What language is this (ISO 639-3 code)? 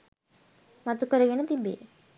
sin